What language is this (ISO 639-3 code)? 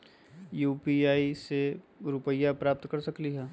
mag